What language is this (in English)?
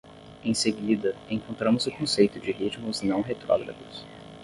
Portuguese